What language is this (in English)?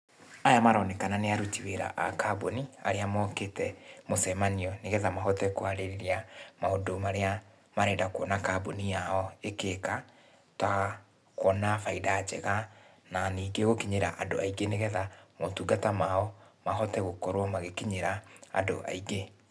Kikuyu